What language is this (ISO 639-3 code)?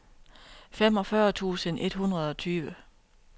dan